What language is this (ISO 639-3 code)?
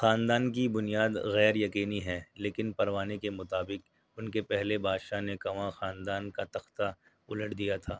urd